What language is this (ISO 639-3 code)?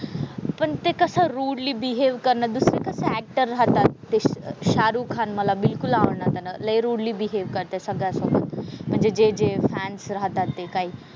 mar